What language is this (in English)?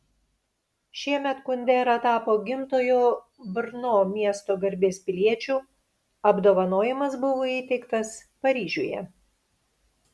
Lithuanian